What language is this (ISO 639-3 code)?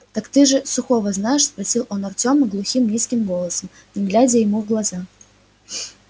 rus